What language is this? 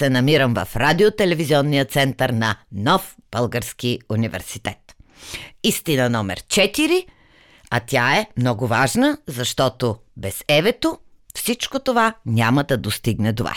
Bulgarian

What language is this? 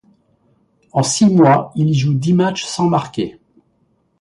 French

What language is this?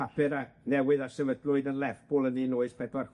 Welsh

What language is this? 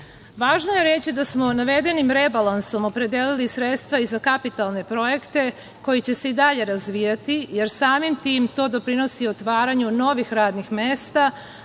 Serbian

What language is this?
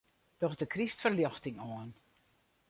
Western Frisian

